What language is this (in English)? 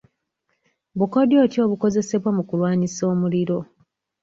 Ganda